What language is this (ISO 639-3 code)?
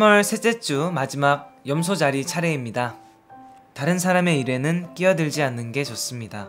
kor